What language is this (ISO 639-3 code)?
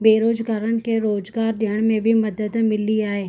snd